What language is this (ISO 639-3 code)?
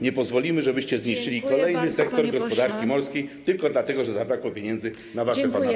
pol